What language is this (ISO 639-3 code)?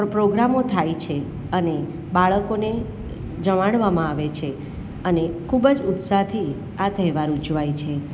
guj